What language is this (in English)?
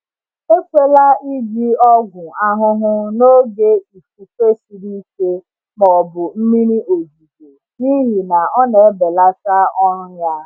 Igbo